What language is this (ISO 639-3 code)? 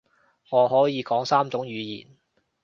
yue